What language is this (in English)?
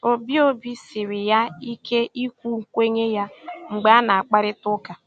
Igbo